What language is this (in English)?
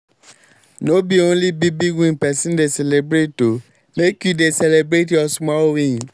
Nigerian Pidgin